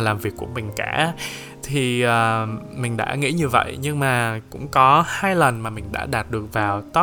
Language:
Vietnamese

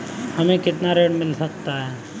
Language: Hindi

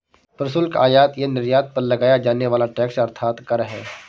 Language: Hindi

